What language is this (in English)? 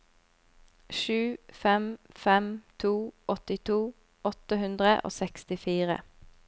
Norwegian